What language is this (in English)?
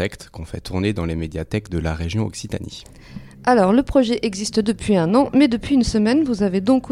French